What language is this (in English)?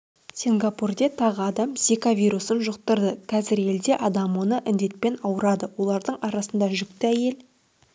Kazakh